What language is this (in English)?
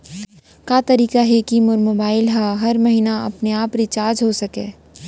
Chhattisgarhi